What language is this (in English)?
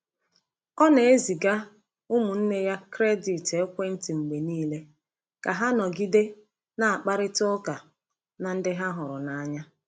Igbo